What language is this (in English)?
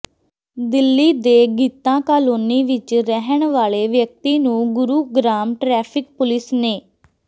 Punjabi